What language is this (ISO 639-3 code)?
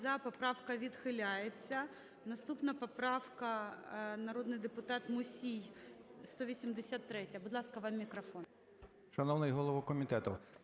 ukr